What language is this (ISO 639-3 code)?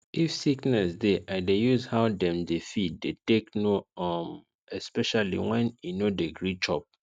pcm